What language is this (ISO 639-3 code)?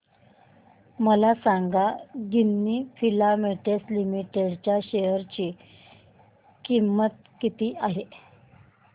mar